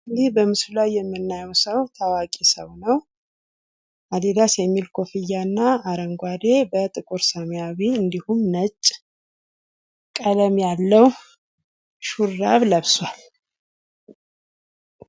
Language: Amharic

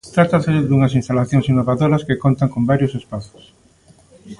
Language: Galician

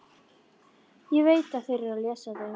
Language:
Icelandic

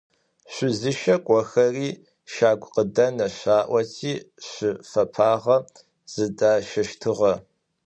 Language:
Adyghe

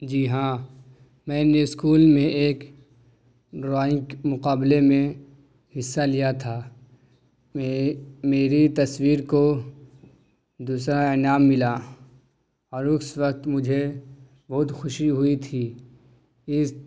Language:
Urdu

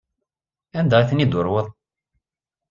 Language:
Kabyle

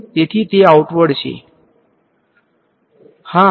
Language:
Gujarati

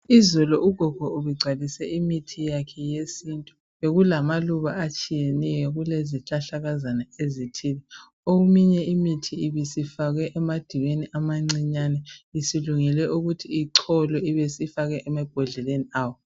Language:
North Ndebele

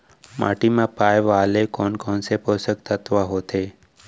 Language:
Chhattisgarhi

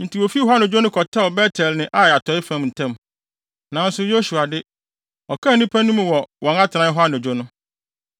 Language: Akan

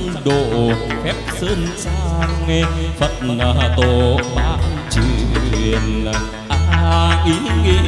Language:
Vietnamese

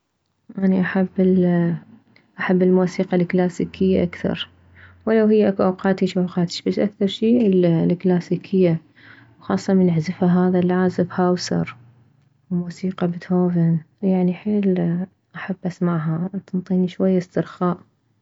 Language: Mesopotamian Arabic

